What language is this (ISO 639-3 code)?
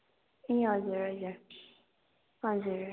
nep